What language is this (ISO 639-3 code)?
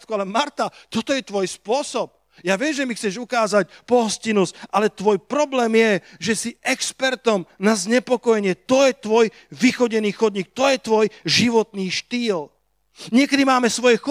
slk